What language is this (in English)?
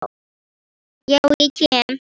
Icelandic